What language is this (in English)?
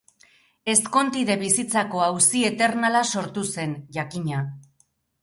Basque